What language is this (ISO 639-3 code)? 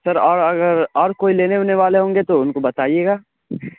urd